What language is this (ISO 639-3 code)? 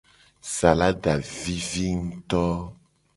gej